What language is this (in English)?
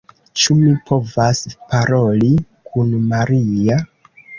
Esperanto